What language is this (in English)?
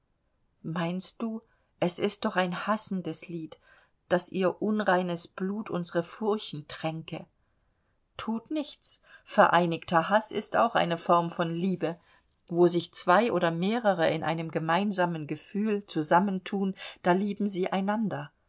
German